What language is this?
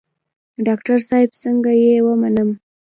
Pashto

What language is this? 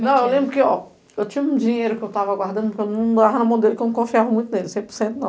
Portuguese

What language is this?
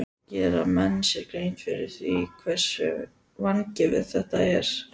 Icelandic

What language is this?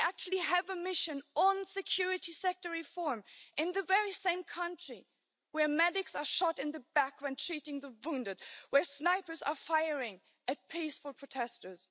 English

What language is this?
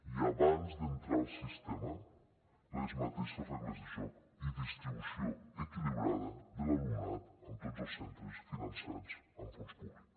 Catalan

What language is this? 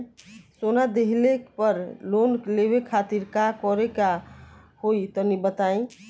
Bhojpuri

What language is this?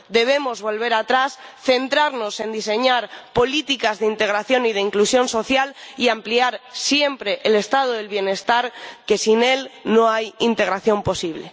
Spanish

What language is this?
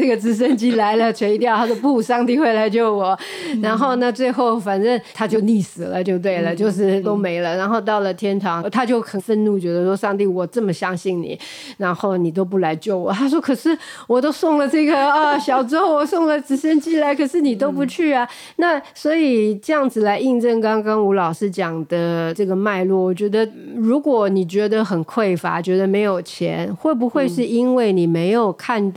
Chinese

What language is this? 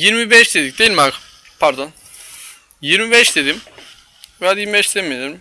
Turkish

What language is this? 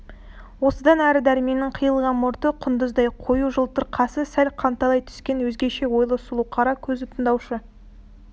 Kazakh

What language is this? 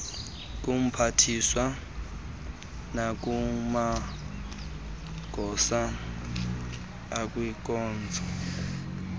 Xhosa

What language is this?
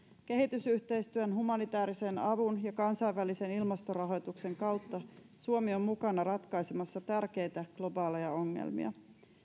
Finnish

